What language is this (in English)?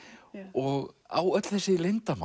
Icelandic